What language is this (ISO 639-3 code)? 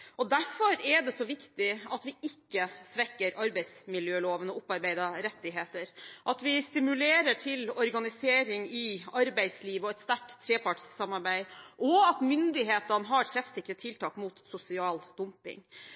nob